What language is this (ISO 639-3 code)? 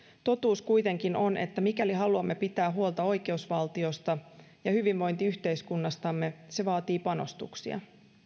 fin